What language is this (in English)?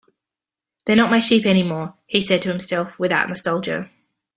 English